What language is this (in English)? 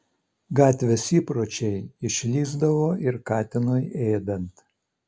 Lithuanian